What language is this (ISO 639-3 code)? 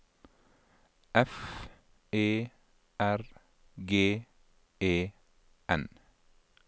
nor